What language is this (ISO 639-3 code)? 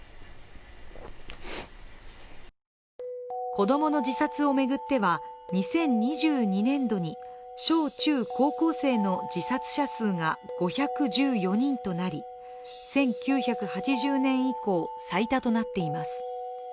jpn